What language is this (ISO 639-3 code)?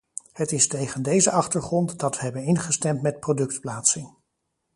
nld